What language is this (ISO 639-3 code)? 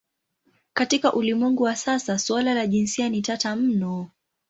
swa